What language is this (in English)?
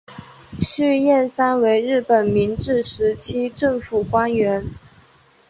Chinese